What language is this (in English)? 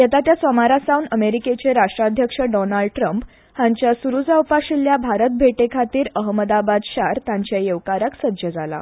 Konkani